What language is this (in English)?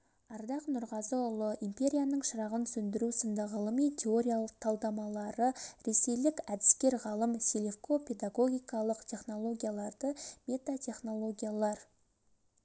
Kazakh